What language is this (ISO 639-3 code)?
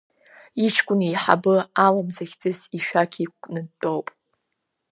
abk